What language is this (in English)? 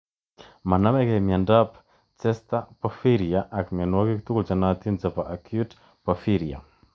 Kalenjin